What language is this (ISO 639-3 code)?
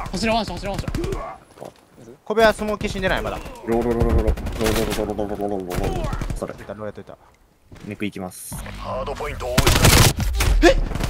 jpn